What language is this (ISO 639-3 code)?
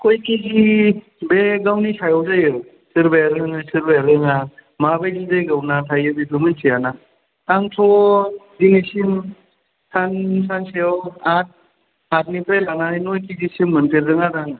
brx